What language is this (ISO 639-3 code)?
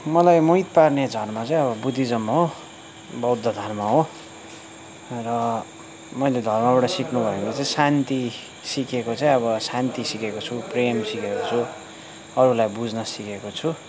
nep